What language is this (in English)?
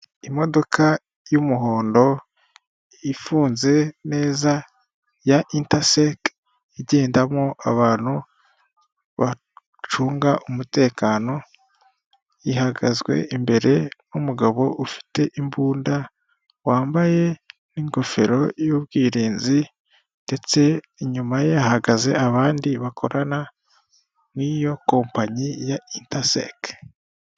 Kinyarwanda